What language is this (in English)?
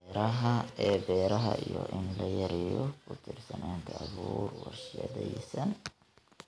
Somali